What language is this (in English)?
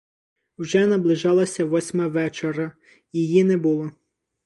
Ukrainian